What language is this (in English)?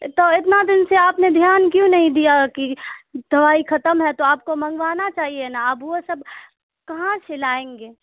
Urdu